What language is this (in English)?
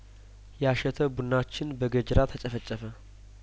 Amharic